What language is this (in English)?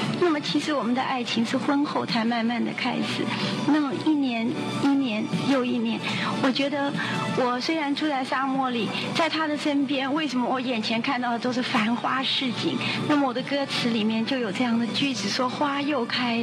Chinese